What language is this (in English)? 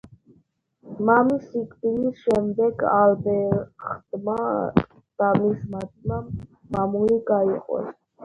Georgian